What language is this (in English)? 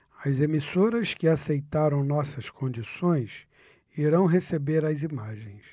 Portuguese